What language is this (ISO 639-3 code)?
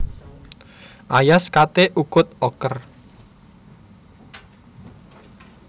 jav